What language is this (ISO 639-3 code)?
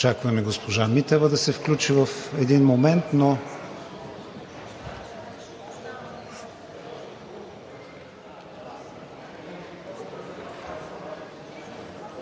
bul